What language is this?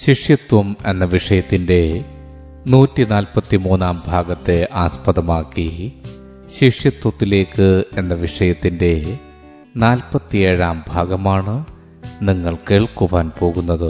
Malayalam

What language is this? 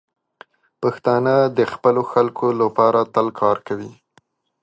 Pashto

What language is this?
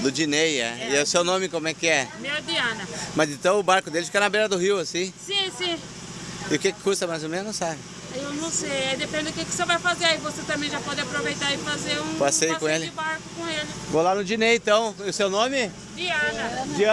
Portuguese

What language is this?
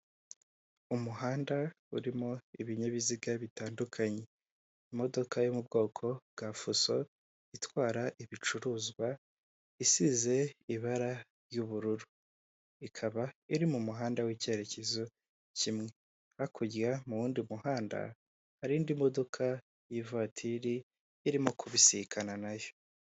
Kinyarwanda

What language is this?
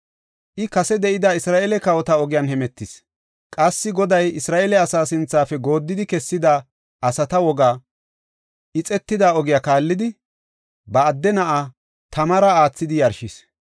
Gofa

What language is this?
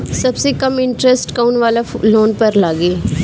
Bhojpuri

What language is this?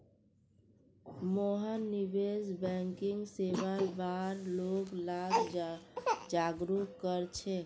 Magahi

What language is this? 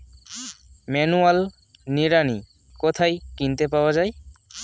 Bangla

